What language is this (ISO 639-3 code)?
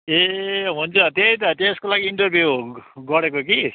nep